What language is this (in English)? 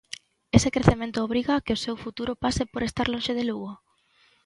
Galician